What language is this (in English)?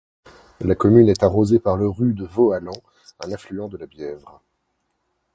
French